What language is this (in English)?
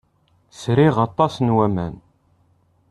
Kabyle